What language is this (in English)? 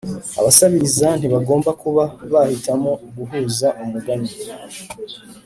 Kinyarwanda